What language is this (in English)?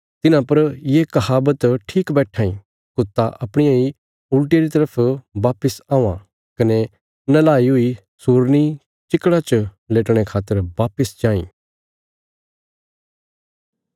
Bilaspuri